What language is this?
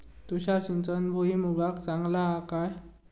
Marathi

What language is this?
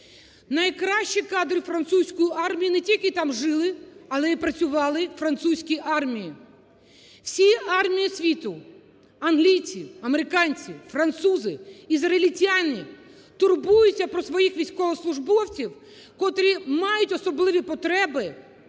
Ukrainian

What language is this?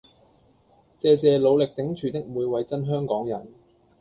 Cantonese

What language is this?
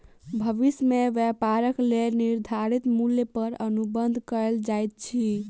Maithili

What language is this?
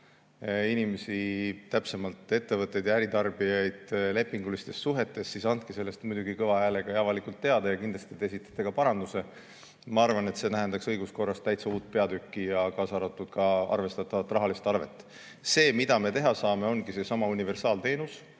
Estonian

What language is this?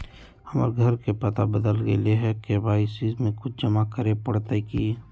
Magahi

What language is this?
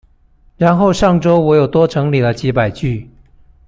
Chinese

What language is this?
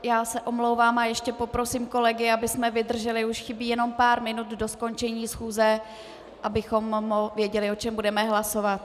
Czech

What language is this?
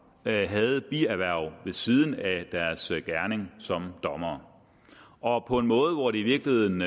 Danish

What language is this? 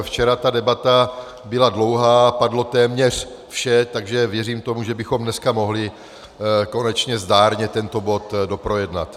Czech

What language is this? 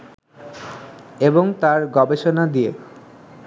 Bangla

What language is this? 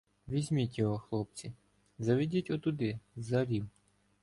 Ukrainian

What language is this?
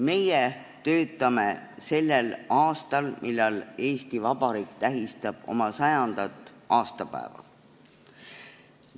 Estonian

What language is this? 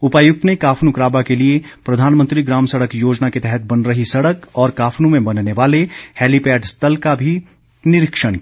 Hindi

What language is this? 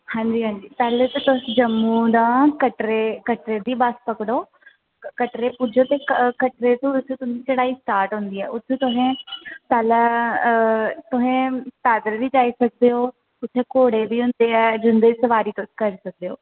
Dogri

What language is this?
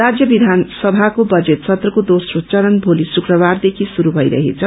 Nepali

